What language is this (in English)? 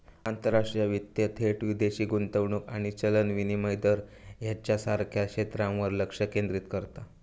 Marathi